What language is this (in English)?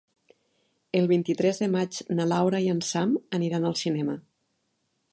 Catalan